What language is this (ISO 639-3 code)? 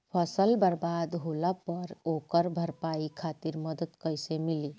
bho